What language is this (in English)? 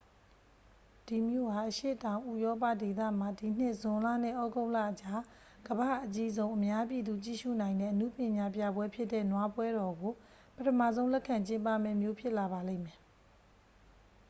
Burmese